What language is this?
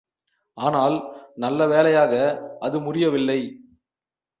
Tamil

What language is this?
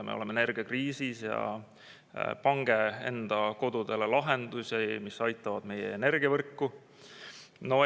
Estonian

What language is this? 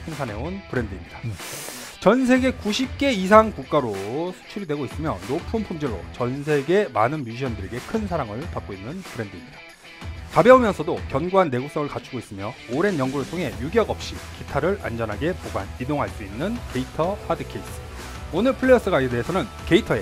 Korean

